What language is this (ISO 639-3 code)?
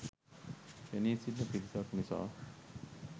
sin